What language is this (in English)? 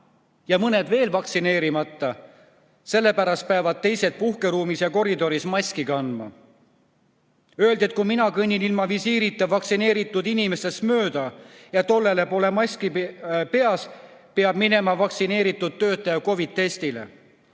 Estonian